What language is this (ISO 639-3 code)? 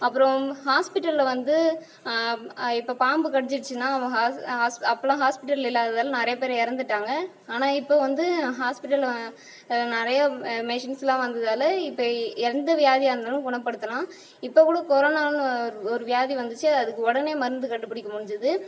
tam